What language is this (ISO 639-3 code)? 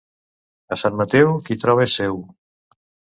cat